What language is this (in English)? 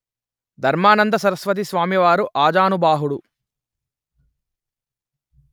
Telugu